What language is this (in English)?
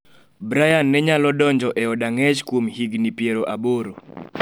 Luo (Kenya and Tanzania)